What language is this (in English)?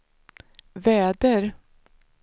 Swedish